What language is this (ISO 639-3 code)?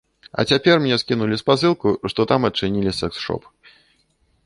bel